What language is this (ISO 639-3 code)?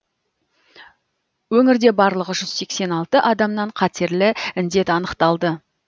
kaz